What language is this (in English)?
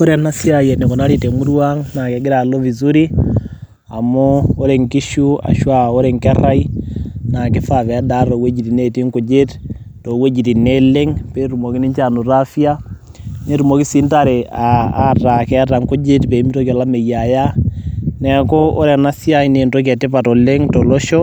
Masai